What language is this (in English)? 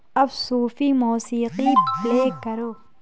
Urdu